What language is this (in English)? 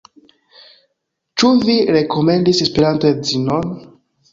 Esperanto